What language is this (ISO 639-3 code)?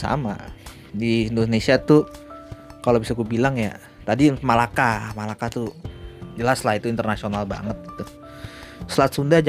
ind